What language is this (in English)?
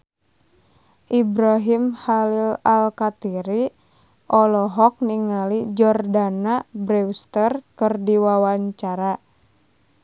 Sundanese